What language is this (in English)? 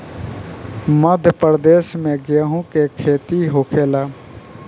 Bhojpuri